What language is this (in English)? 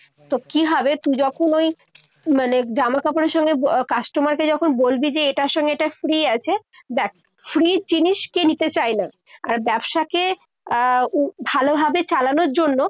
Bangla